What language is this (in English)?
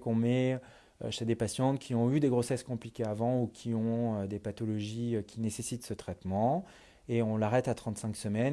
French